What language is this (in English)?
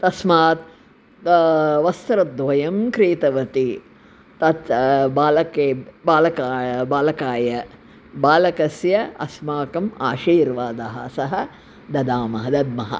Sanskrit